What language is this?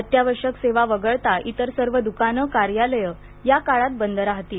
Marathi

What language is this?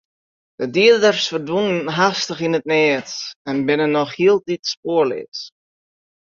Western Frisian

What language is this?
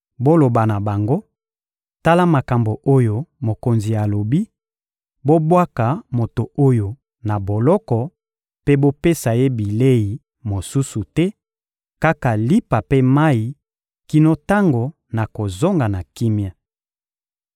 Lingala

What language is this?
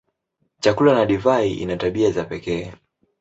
Swahili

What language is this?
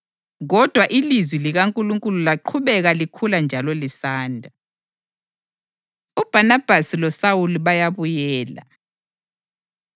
North Ndebele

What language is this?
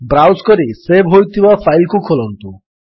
Odia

